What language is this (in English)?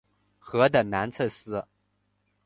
Chinese